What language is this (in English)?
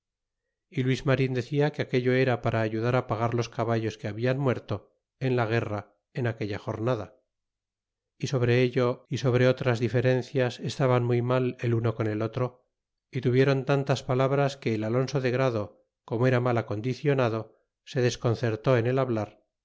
Spanish